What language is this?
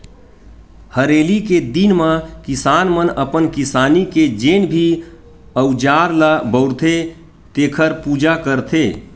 Chhattisgarhi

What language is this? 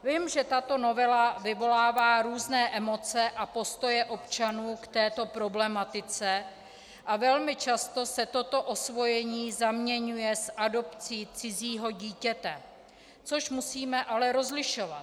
Czech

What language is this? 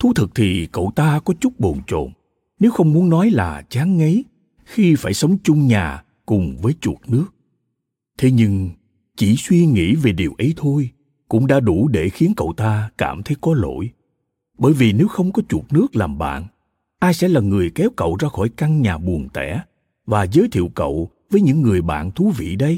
Vietnamese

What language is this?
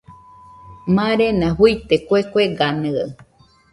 Nüpode Huitoto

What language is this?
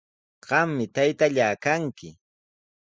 Sihuas Ancash Quechua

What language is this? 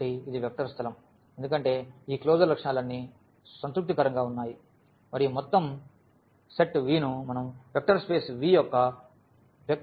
Telugu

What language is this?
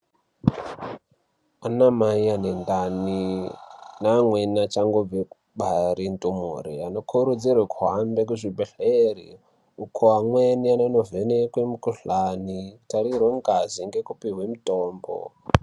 Ndau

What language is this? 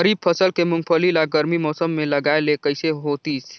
Chhattisgarhi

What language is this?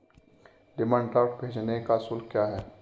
Hindi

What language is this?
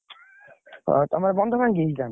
Odia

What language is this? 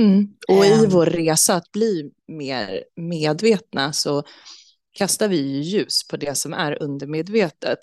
Swedish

